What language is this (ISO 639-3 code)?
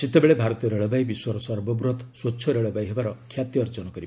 ori